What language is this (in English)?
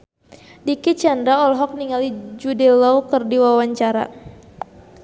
Sundanese